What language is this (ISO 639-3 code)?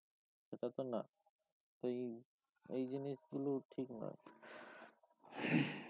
ben